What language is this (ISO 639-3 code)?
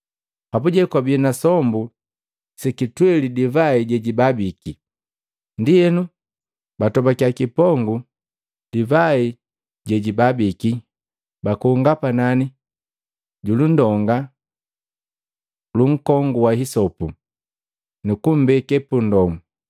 mgv